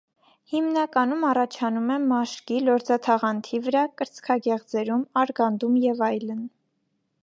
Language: Armenian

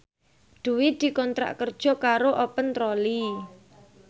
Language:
Javanese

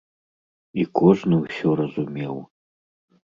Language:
Belarusian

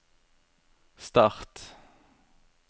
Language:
Norwegian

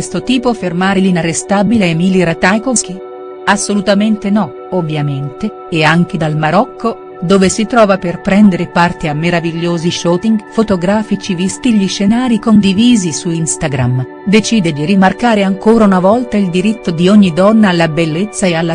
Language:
Italian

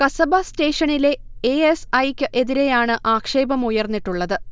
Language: Malayalam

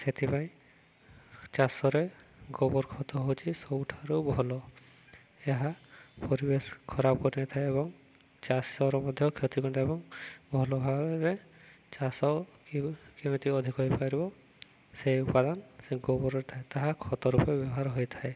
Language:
Odia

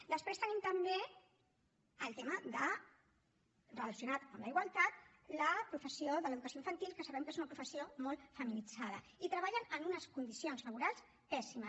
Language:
Catalan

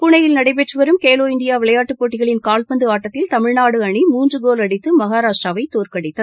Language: Tamil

